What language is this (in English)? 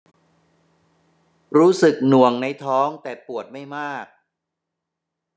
Thai